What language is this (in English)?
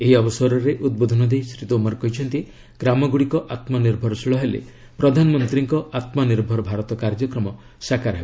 Odia